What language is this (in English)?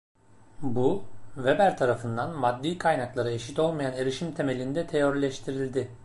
Turkish